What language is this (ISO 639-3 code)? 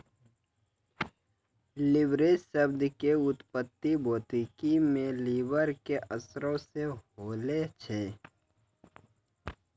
mai